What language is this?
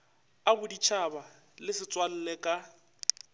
Northern Sotho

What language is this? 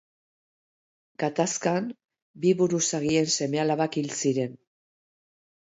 Basque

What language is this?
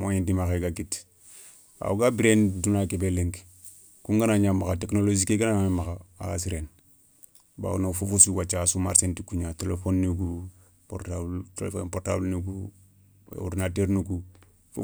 Soninke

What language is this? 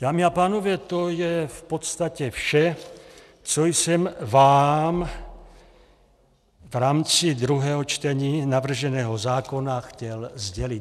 Czech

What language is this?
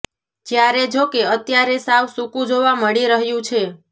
Gujarati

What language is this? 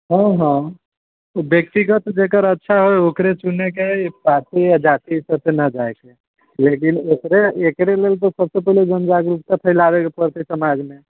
Maithili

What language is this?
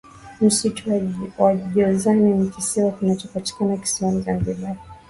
Swahili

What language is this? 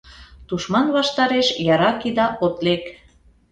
Mari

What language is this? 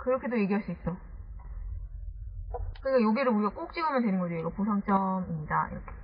Korean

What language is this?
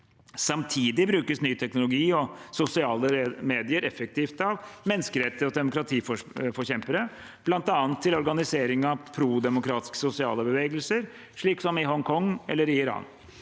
Norwegian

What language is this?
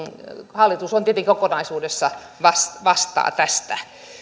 Finnish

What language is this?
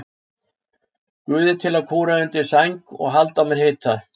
Icelandic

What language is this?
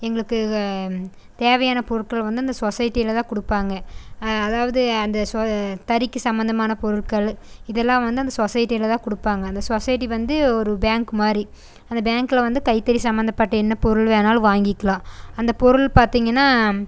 Tamil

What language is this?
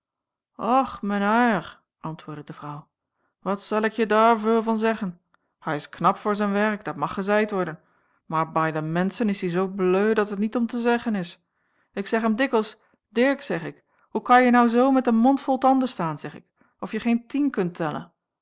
Dutch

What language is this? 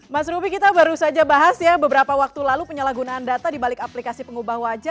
Indonesian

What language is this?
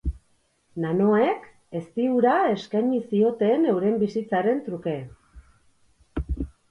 Basque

